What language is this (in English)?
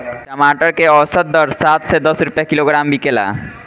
Bhojpuri